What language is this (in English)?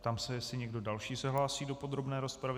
Czech